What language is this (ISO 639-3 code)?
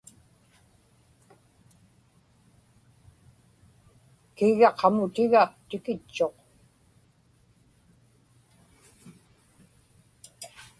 ipk